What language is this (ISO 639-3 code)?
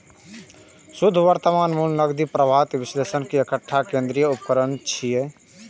mai